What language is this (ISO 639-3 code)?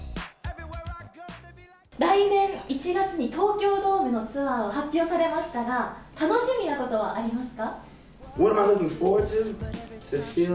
jpn